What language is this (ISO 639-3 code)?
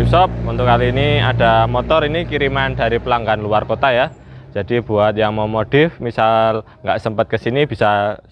ind